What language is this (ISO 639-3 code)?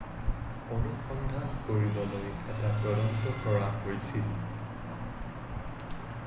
asm